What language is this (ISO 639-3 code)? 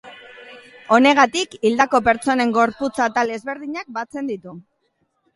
eus